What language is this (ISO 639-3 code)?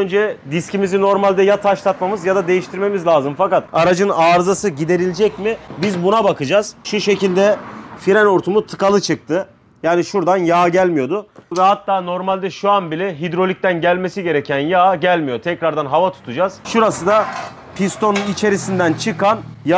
tur